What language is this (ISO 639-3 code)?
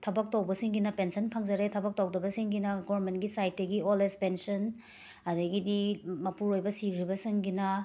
mni